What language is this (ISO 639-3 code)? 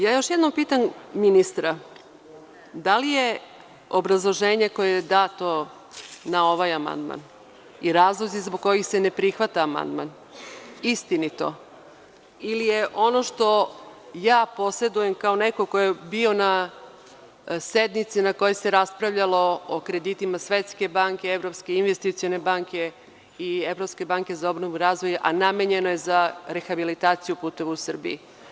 srp